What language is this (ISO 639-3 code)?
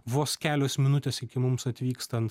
lit